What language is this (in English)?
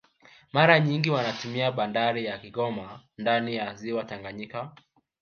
Swahili